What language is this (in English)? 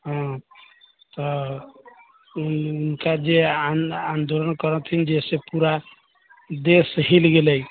Maithili